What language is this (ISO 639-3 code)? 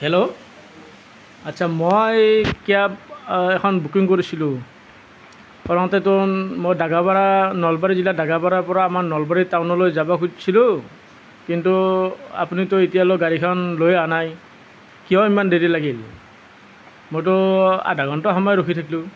asm